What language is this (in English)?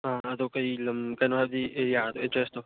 Manipuri